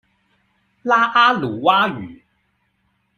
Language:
Chinese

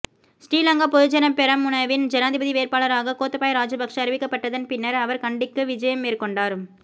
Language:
Tamil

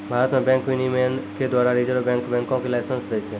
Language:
Maithili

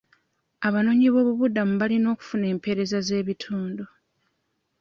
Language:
Ganda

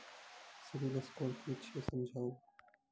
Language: Maithili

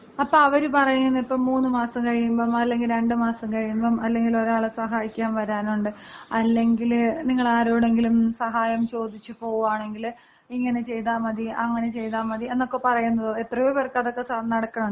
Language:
Malayalam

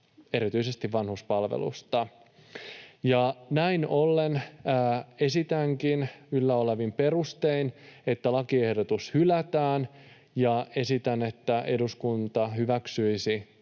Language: Finnish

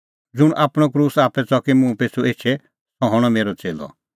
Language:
Kullu Pahari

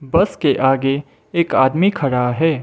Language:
Hindi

